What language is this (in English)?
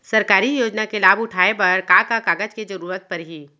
Chhattisgarhi